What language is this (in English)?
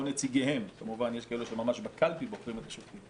Hebrew